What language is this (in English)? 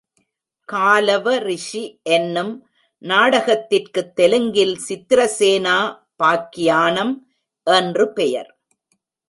Tamil